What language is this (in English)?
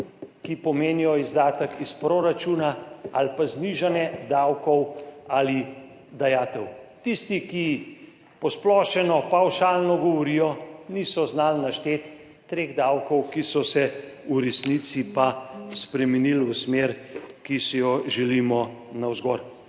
Slovenian